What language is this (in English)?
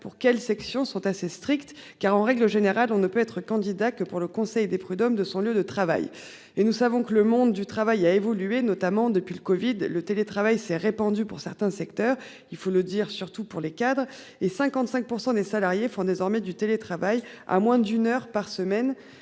French